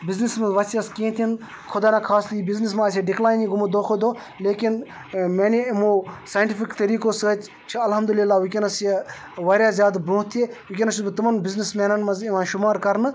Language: Kashmiri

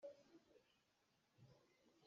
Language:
Hakha Chin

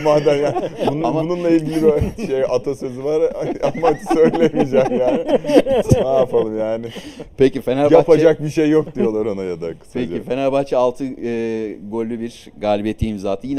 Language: Turkish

